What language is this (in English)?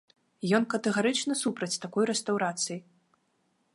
Belarusian